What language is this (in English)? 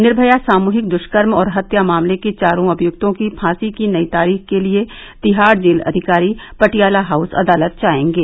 Hindi